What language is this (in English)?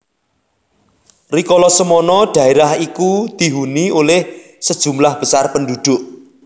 Javanese